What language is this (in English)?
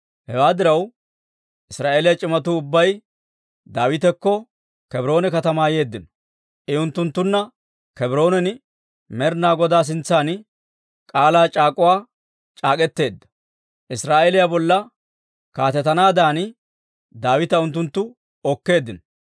Dawro